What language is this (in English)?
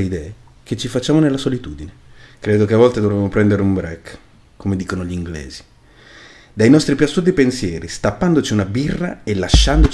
Italian